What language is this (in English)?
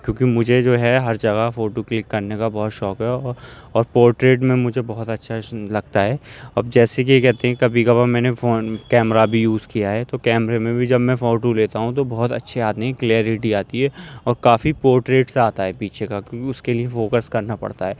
Urdu